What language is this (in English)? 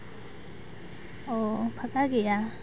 Santali